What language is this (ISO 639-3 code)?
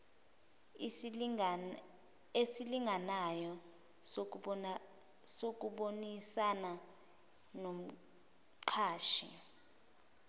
zul